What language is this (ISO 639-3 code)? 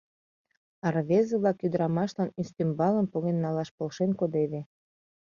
chm